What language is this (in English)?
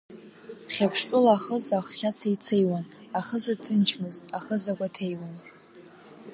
Abkhazian